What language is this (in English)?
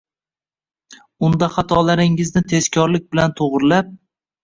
Uzbek